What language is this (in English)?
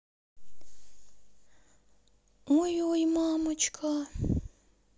Russian